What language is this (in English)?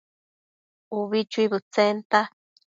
Matsés